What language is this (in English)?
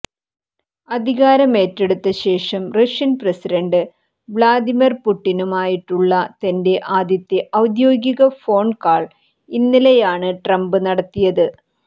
Malayalam